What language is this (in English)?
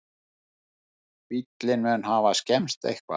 Icelandic